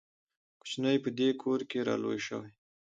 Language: Pashto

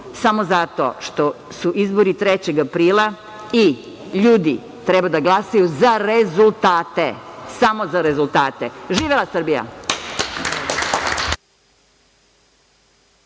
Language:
Serbian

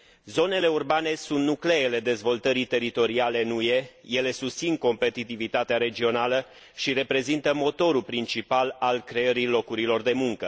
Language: Romanian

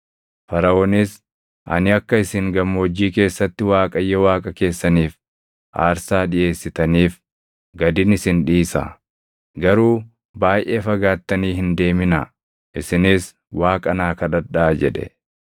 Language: Oromo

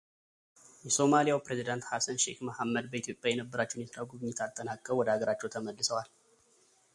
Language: Amharic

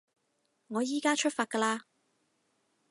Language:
Cantonese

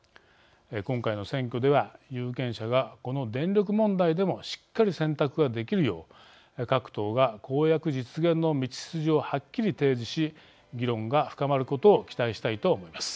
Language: Japanese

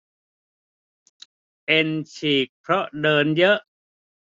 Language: Thai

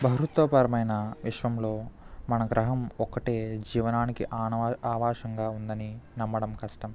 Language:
Telugu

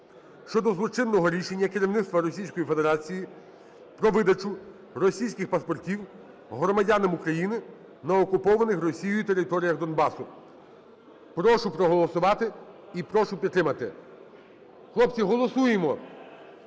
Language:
Ukrainian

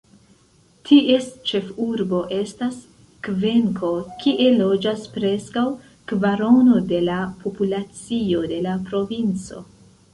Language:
Esperanto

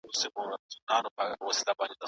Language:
Pashto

